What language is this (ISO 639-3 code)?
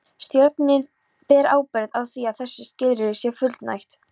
isl